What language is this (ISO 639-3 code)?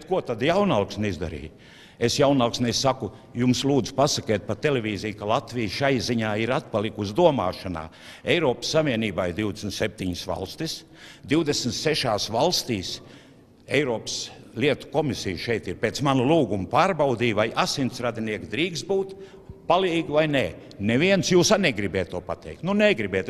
lav